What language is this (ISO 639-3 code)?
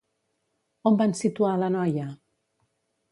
cat